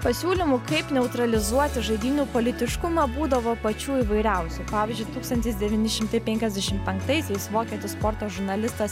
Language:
Lithuanian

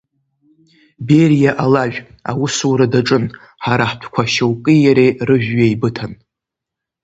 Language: Abkhazian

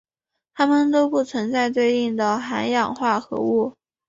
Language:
Chinese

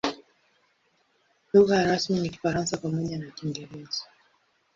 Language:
Swahili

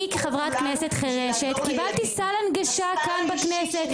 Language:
Hebrew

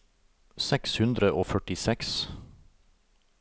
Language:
Norwegian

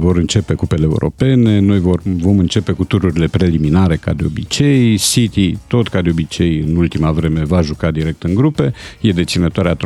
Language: Romanian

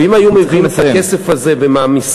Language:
Hebrew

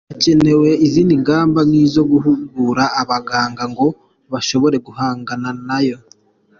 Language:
Kinyarwanda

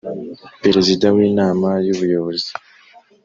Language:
Kinyarwanda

